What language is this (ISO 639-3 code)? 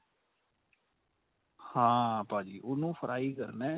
pan